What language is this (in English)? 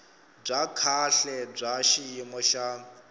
Tsonga